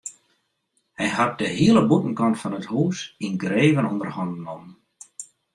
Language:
Western Frisian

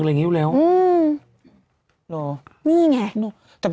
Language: Thai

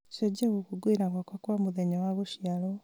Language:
Kikuyu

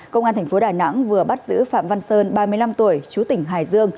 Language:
Vietnamese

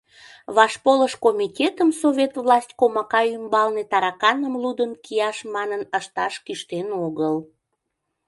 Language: Mari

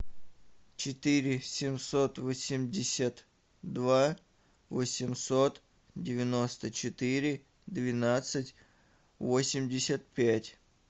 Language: Russian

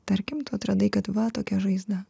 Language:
Lithuanian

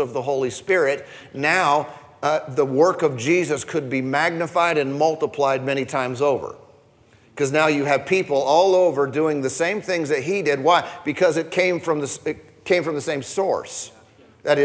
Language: English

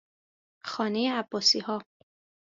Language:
Persian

